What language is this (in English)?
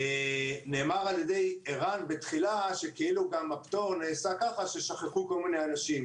Hebrew